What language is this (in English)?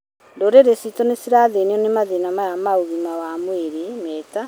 Kikuyu